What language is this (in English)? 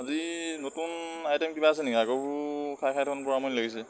Assamese